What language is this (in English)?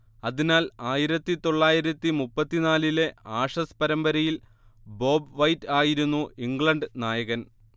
Malayalam